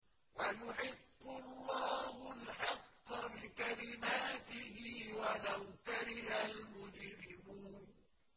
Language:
Arabic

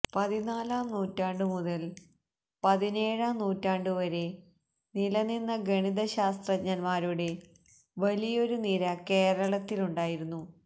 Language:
Malayalam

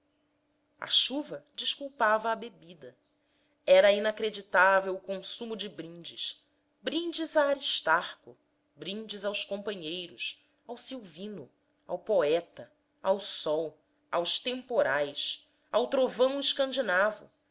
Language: Portuguese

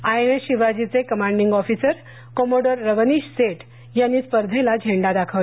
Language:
Marathi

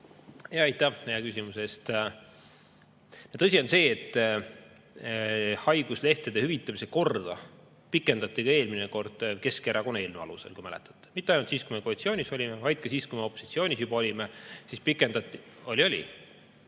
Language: Estonian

